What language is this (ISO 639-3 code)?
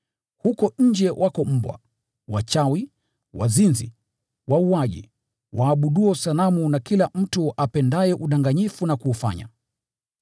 swa